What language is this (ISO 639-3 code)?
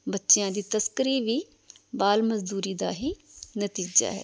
pan